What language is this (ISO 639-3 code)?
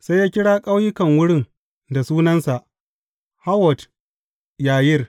hau